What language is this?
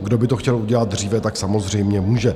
Czech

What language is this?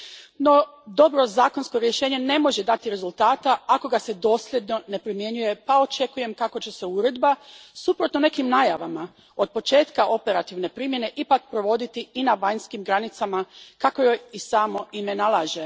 Croatian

